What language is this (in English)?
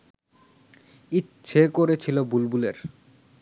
Bangla